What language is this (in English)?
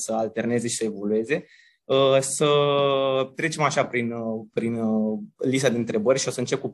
Romanian